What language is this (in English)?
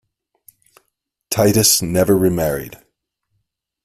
English